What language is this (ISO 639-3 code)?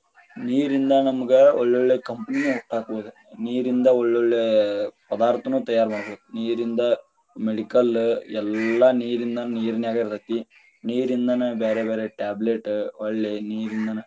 kan